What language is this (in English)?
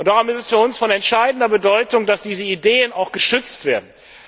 German